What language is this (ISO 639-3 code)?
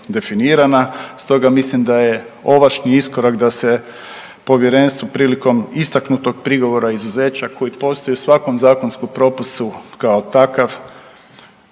hrv